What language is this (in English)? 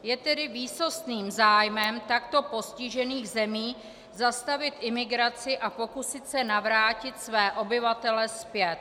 Czech